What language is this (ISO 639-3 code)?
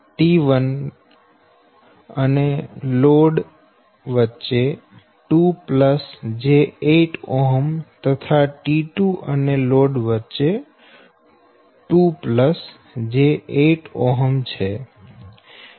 guj